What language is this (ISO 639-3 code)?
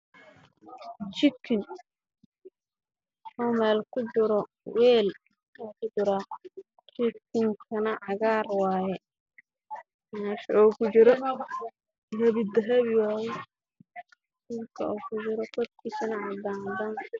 som